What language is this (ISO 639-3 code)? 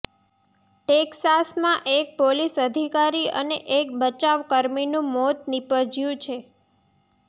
guj